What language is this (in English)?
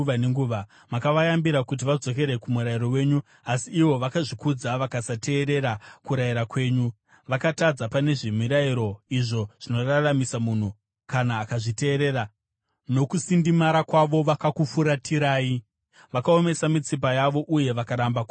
Shona